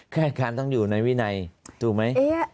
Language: Thai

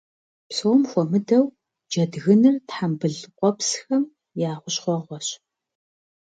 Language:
Kabardian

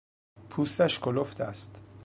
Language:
Persian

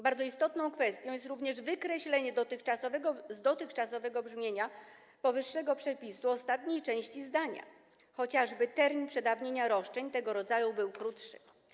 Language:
Polish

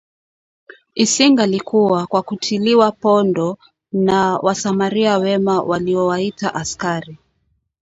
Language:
Swahili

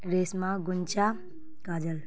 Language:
Urdu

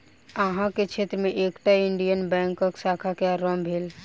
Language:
Maithili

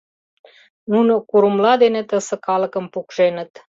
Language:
Mari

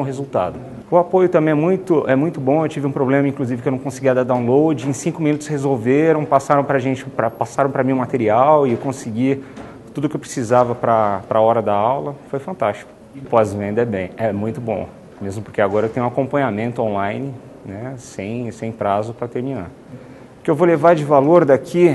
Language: Portuguese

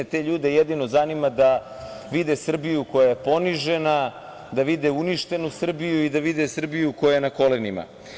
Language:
Serbian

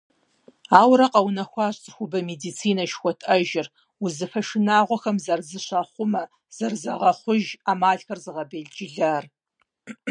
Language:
Kabardian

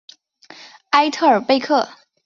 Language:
Chinese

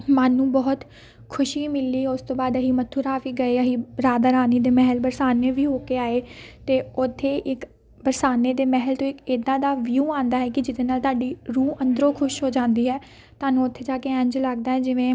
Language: Punjabi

